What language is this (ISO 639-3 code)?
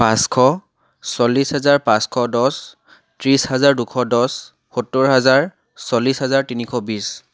asm